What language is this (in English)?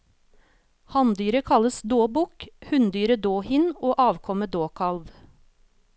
Norwegian